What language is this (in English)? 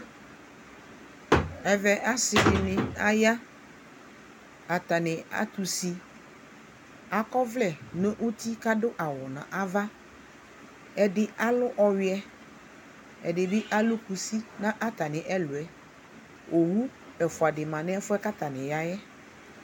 Ikposo